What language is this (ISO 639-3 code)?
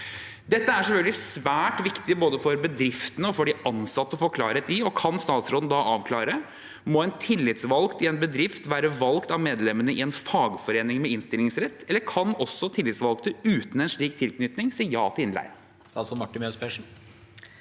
nor